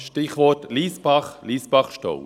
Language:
Swiss German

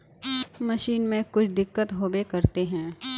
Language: Magahi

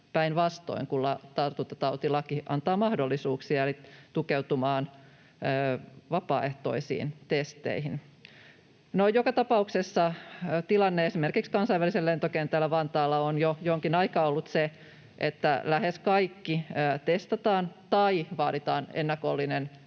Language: Finnish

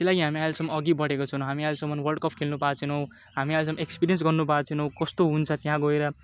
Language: Nepali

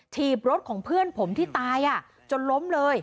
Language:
Thai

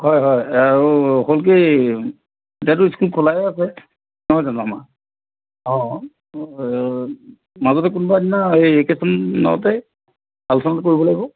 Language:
Assamese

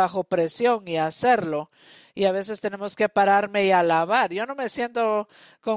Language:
Spanish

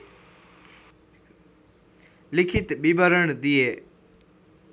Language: Nepali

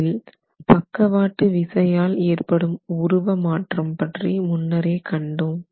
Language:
Tamil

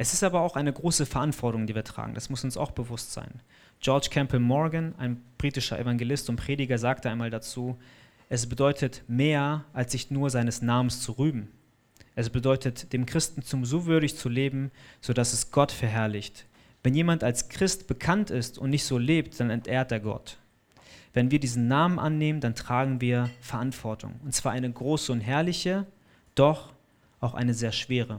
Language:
German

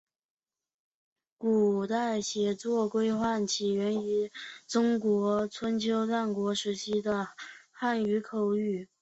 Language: Chinese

